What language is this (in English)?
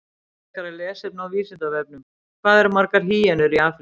Icelandic